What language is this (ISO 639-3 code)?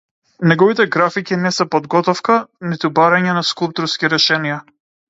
mkd